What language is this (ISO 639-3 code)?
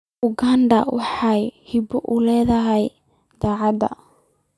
som